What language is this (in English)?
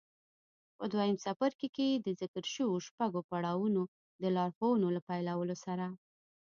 Pashto